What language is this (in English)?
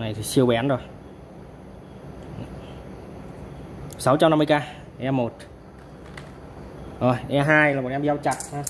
Vietnamese